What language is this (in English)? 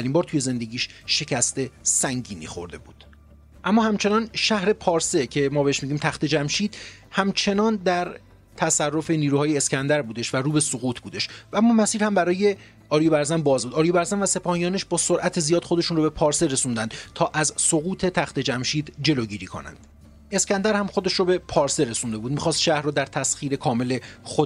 Persian